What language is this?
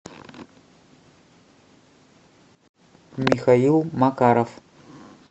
Russian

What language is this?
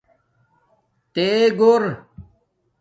Domaaki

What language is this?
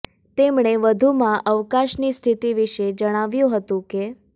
Gujarati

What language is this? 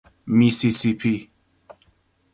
Persian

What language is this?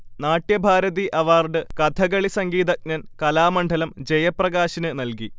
Malayalam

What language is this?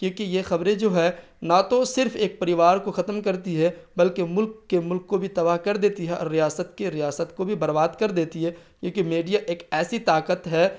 Urdu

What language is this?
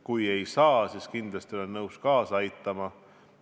Estonian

